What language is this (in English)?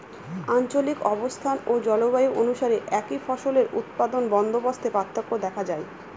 Bangla